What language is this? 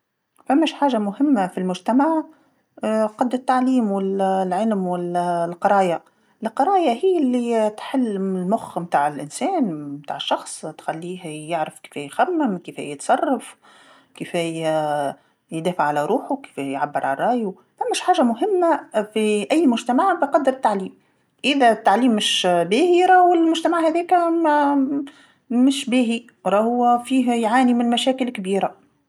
Tunisian Arabic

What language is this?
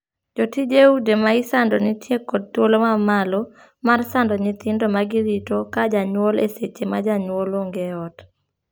Luo (Kenya and Tanzania)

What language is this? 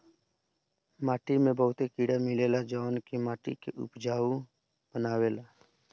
Bhojpuri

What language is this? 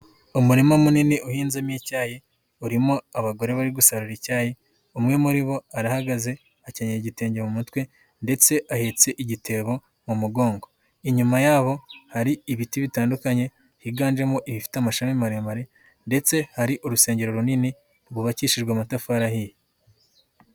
Kinyarwanda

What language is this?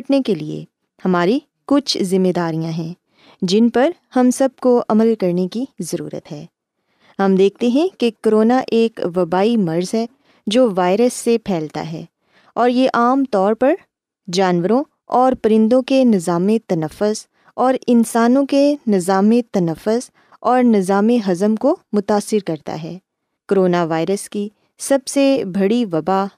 Urdu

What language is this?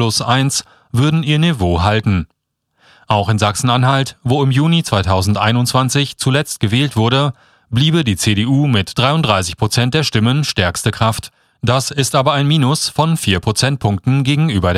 German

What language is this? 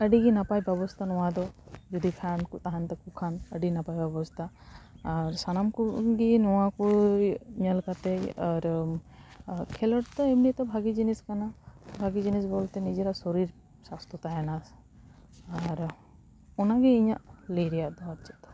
Santali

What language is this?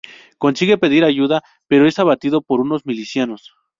Spanish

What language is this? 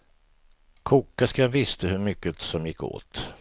Swedish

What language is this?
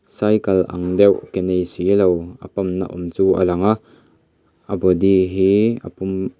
Mizo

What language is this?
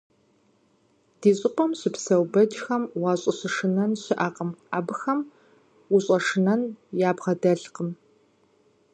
Kabardian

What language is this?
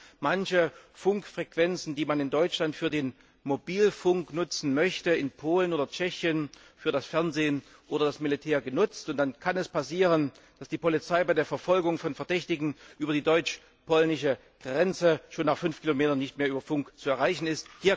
German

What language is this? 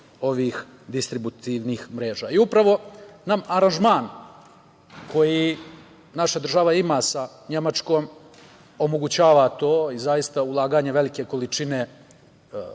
Serbian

